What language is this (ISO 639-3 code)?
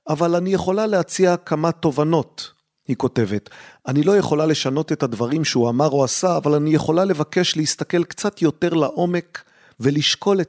heb